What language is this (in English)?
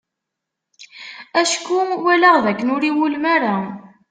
Kabyle